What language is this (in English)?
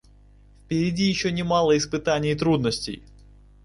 Russian